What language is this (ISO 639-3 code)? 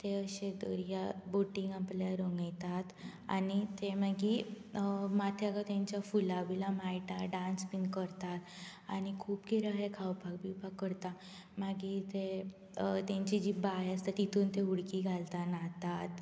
kok